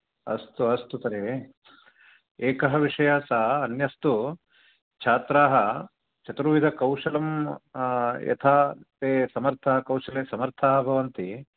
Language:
Sanskrit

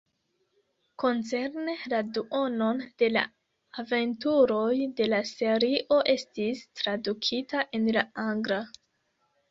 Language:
Esperanto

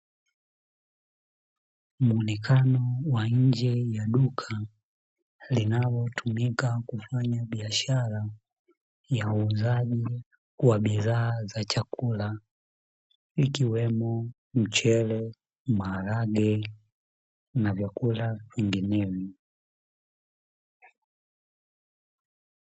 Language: Swahili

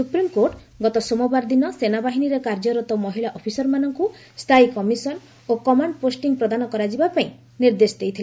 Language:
Odia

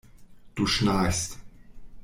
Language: German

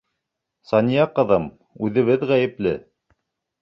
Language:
Bashkir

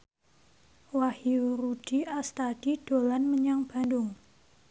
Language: Javanese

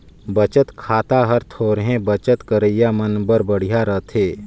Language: Chhattisgarhi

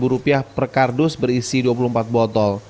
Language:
Indonesian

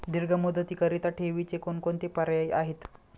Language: Marathi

